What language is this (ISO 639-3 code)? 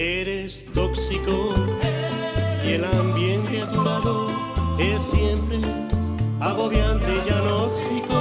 spa